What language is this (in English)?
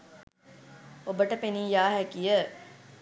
Sinhala